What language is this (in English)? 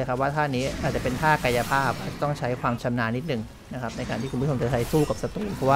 Thai